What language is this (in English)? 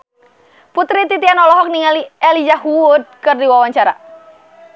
Sundanese